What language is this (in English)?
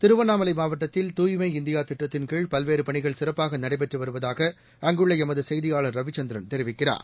Tamil